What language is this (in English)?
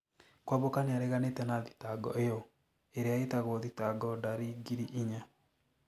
Kikuyu